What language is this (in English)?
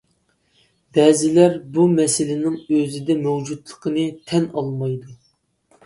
Uyghur